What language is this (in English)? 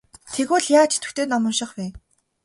Mongolian